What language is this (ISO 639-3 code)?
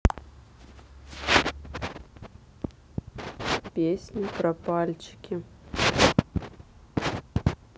rus